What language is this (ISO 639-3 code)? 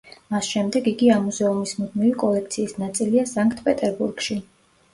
kat